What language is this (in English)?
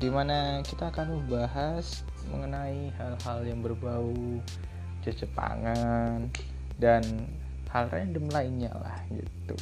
Indonesian